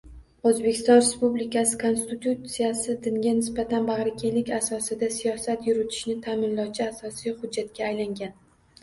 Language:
Uzbek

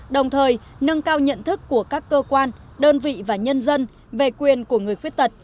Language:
Vietnamese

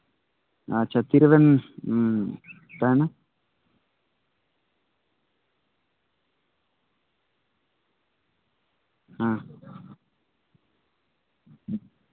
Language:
Santali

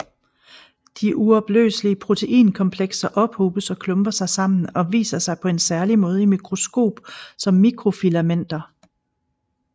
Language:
Danish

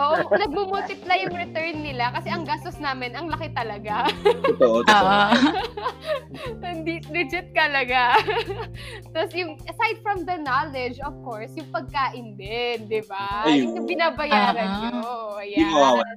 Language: Filipino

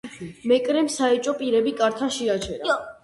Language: Georgian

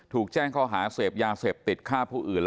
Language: Thai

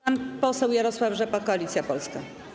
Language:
Polish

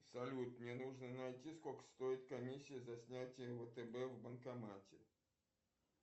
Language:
Russian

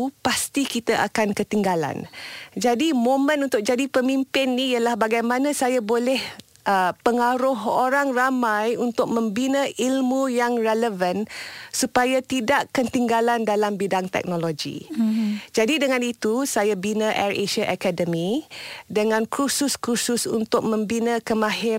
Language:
Malay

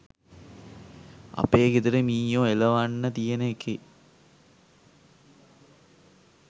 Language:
Sinhala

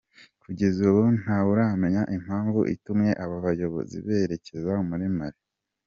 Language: Kinyarwanda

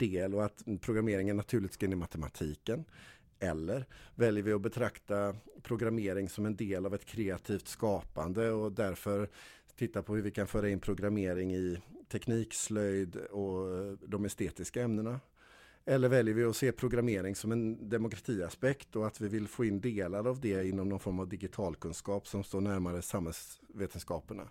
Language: Swedish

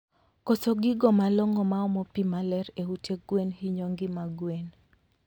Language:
Luo (Kenya and Tanzania)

